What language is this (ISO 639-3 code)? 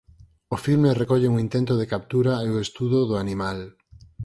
glg